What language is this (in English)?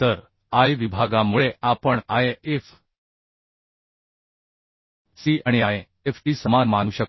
Marathi